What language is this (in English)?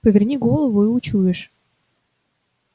Russian